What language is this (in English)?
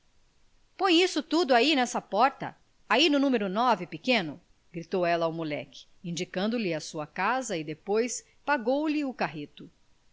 Portuguese